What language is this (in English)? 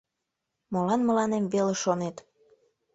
Mari